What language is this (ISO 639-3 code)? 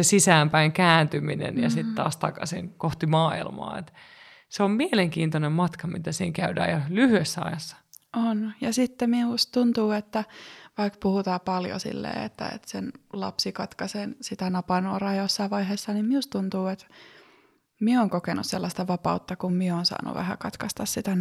fin